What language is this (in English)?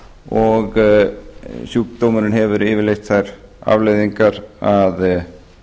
Icelandic